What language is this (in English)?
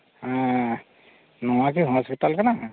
Santali